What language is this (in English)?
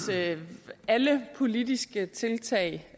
Danish